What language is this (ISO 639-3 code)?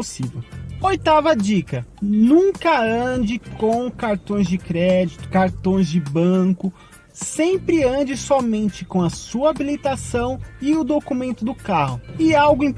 por